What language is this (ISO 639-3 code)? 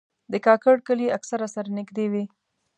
pus